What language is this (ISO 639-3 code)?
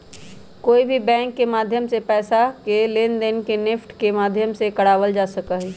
mag